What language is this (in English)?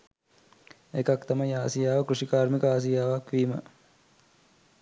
Sinhala